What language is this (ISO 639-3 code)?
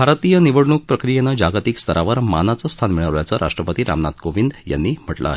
mar